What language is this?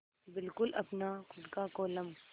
Hindi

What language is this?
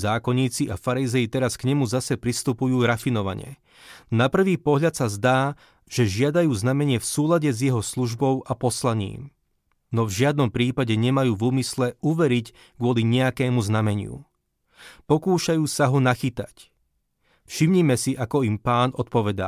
Slovak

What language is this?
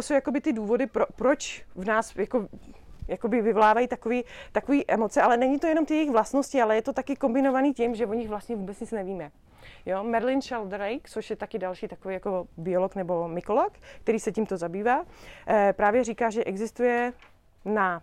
Czech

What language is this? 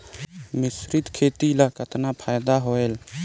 Chhattisgarhi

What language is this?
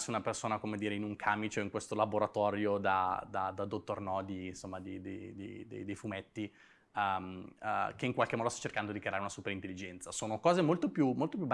Italian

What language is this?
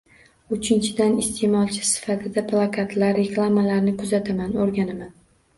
Uzbek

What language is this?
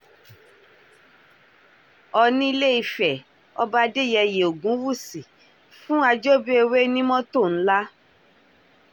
Yoruba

